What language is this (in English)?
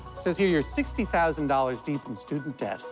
English